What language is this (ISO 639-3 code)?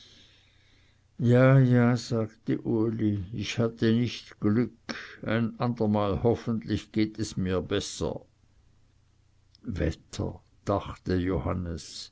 deu